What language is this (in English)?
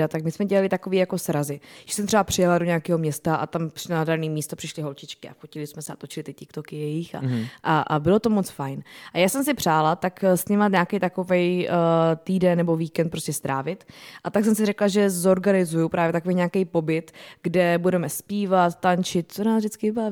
Czech